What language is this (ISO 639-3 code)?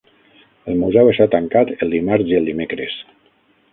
cat